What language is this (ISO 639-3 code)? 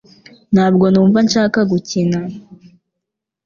kin